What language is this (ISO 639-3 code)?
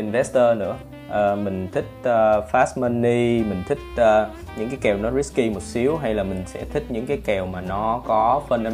vie